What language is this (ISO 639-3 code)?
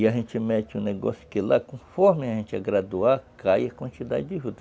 por